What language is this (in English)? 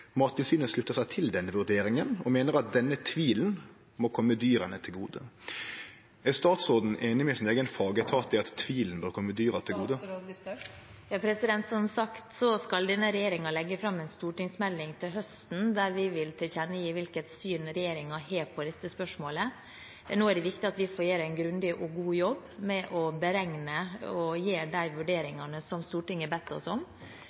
Norwegian